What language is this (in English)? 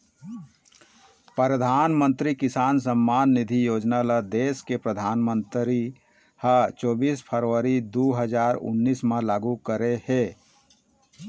Chhattisgarhi